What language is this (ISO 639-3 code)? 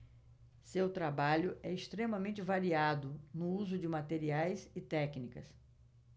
por